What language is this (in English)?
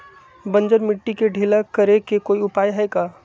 Magahi